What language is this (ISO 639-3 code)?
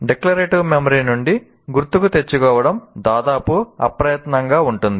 tel